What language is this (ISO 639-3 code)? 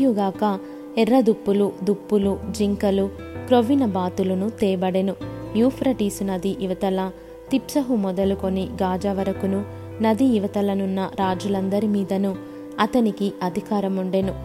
tel